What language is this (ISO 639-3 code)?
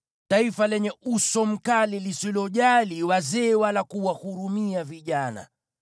swa